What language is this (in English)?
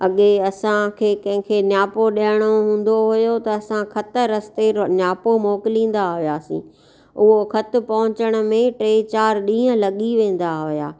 Sindhi